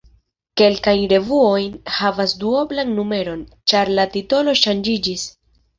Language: Esperanto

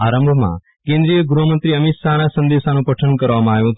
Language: Gujarati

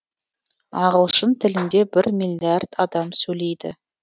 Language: Kazakh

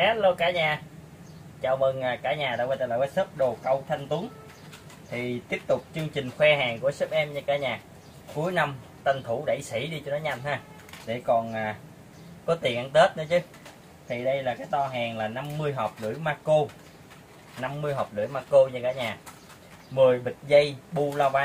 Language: Vietnamese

